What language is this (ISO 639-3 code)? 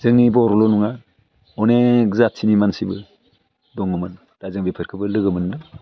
brx